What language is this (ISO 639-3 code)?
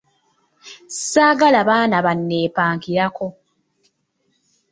lug